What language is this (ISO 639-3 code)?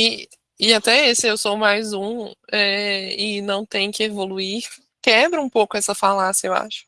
por